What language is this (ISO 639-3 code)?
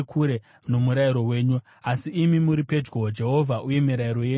sna